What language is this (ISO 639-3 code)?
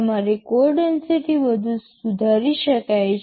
guj